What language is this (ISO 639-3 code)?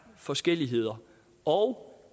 dan